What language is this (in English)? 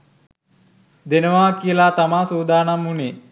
Sinhala